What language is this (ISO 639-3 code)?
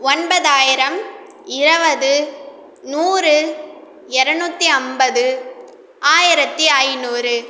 tam